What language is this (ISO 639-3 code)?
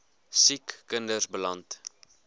afr